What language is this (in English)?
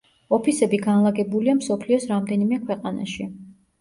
Georgian